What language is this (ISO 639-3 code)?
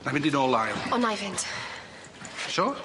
cym